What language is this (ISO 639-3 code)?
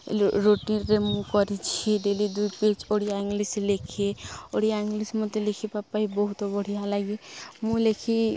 ori